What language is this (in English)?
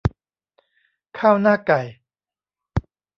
Thai